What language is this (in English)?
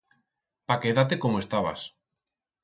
Aragonese